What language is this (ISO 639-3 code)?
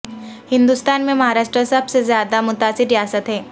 urd